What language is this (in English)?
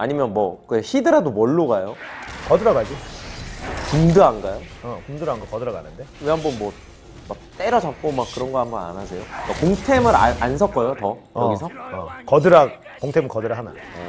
Korean